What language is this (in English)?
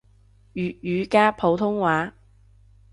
Cantonese